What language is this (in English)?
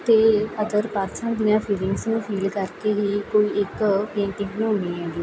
Punjabi